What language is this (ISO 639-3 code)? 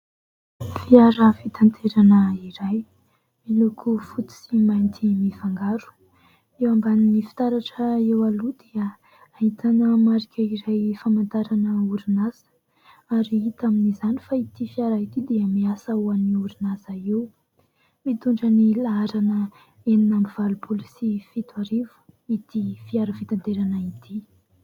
mlg